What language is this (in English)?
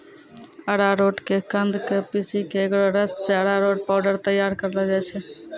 Maithili